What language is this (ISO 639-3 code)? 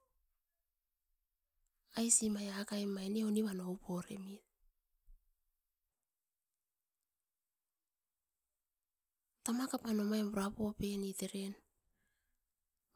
eiv